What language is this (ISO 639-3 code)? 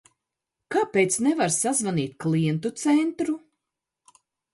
lav